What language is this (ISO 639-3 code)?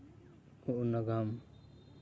sat